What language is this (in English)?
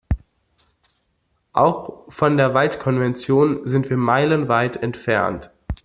German